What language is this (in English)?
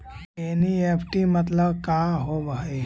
Magahi